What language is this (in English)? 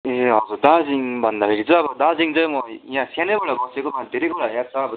Nepali